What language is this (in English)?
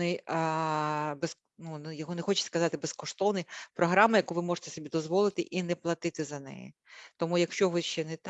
Ukrainian